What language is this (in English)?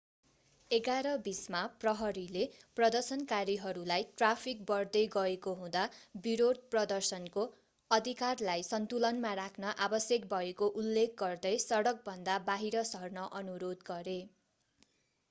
Nepali